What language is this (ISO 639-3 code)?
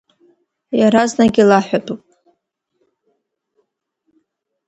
abk